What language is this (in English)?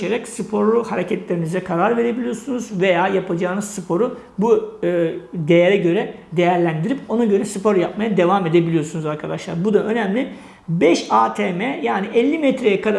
Turkish